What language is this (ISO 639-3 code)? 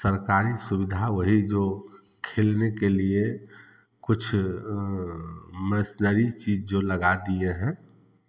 hin